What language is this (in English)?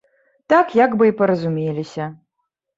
Belarusian